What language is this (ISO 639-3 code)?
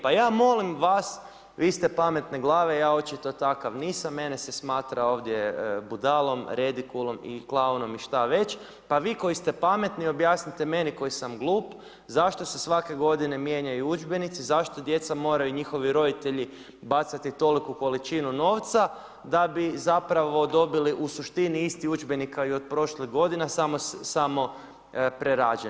hrv